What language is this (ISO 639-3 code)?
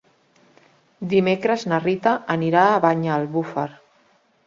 cat